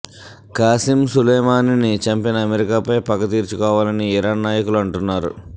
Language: Telugu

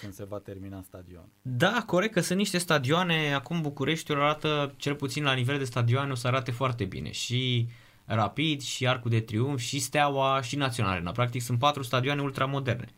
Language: Romanian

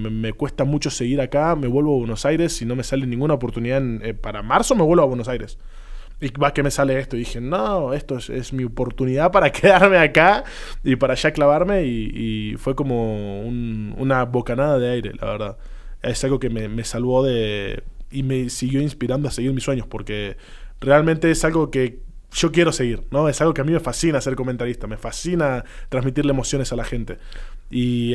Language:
Spanish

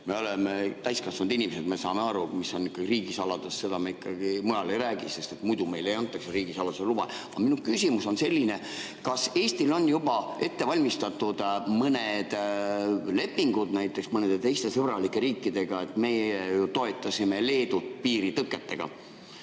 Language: Estonian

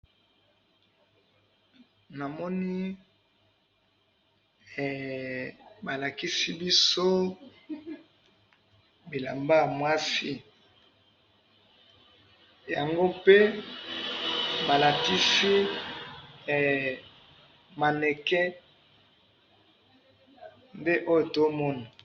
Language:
Lingala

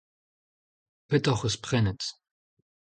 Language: Breton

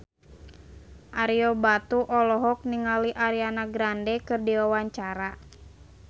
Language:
Sundanese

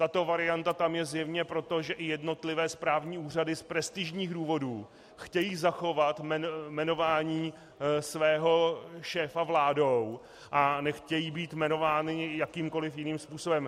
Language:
Czech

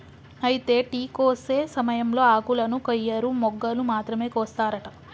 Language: Telugu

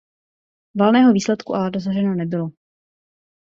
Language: Czech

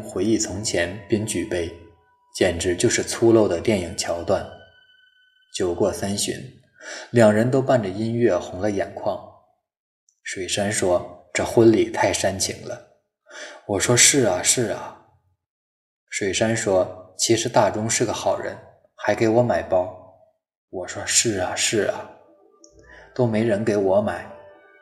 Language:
Chinese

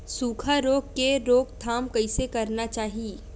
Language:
Chhattisgarhi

